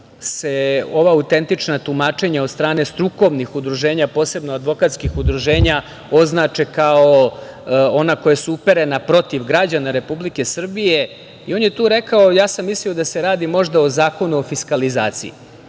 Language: Serbian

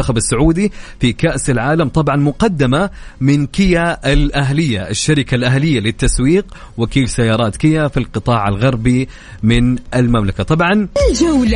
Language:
Arabic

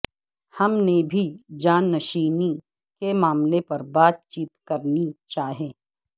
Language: Urdu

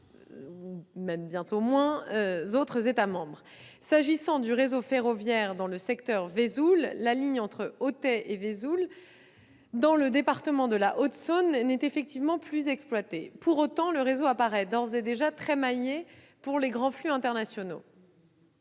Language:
French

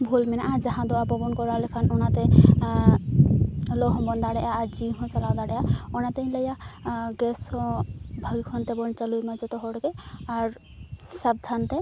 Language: Santali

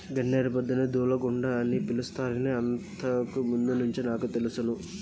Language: Telugu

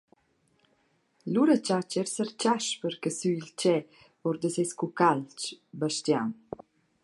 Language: Romansh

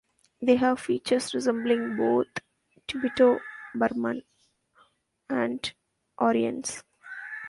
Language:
English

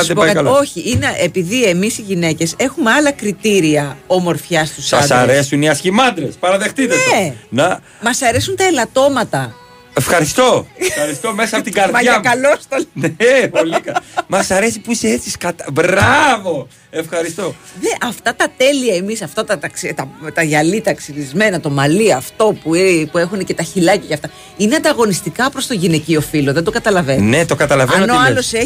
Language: Greek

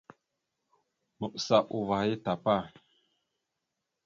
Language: Mada (Cameroon)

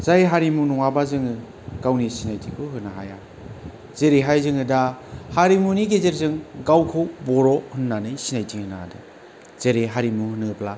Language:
Bodo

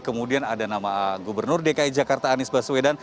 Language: Indonesian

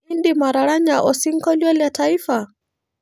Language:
Masai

